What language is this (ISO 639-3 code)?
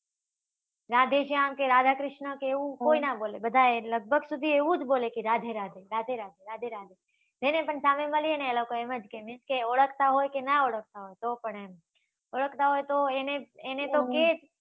guj